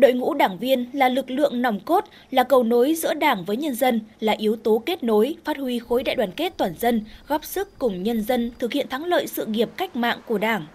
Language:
Vietnamese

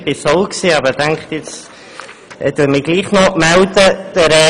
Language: Swiss German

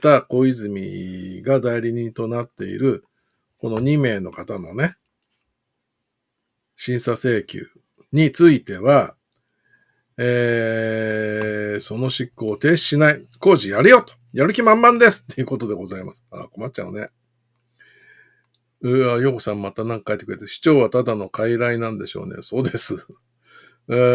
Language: Japanese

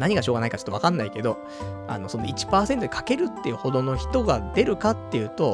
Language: Japanese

